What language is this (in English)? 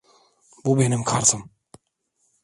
Turkish